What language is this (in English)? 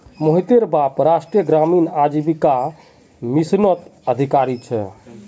Magahi